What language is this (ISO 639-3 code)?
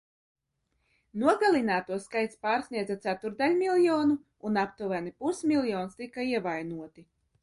lav